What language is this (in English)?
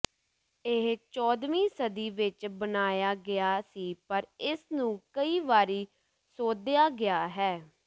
Punjabi